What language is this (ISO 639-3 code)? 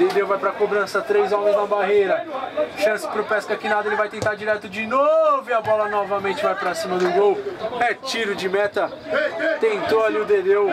por